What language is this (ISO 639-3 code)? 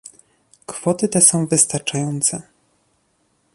pol